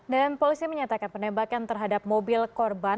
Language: Indonesian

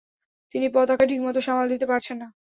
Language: Bangla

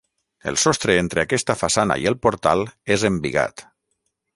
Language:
Catalan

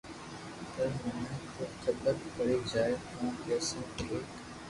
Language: Loarki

